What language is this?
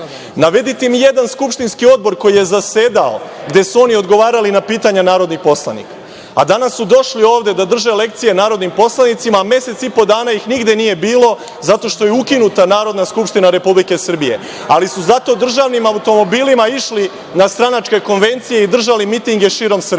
Serbian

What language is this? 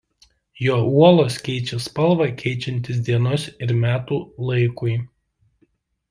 Lithuanian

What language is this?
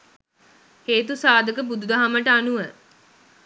Sinhala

